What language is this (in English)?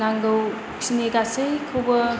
Bodo